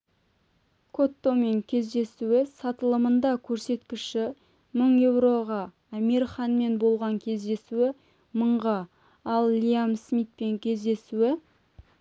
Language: Kazakh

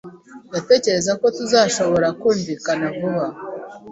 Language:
Kinyarwanda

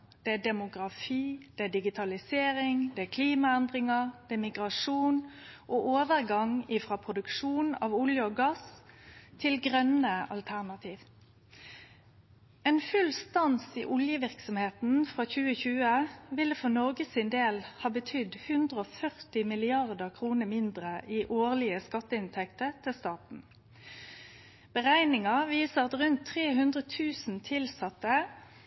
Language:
Norwegian Nynorsk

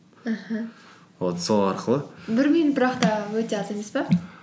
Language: Kazakh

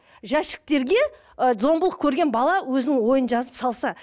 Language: Kazakh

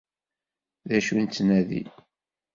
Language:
Kabyle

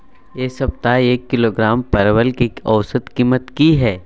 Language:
Maithili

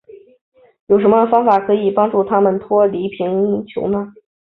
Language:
Chinese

